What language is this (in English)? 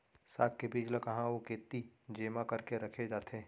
Chhattisgarhi